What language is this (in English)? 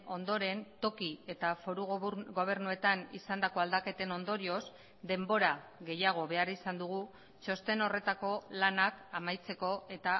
Basque